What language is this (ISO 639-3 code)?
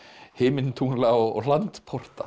isl